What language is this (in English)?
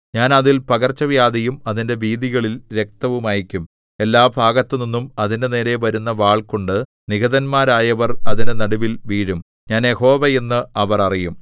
Malayalam